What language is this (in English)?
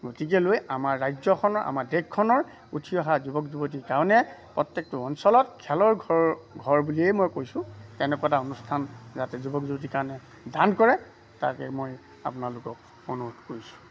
Assamese